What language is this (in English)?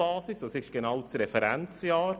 Swiss German